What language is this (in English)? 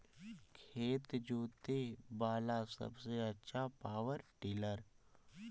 Magahi